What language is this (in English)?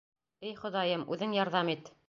Bashkir